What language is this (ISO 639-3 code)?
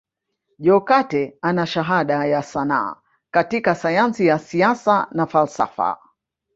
swa